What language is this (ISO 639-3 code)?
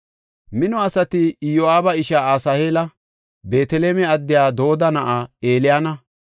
gof